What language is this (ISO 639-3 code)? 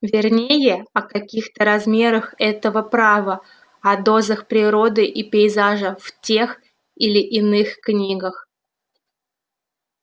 rus